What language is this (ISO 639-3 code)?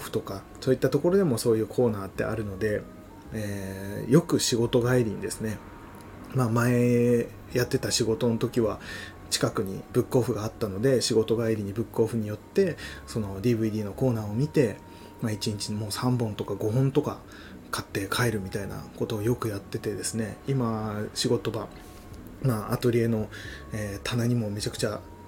jpn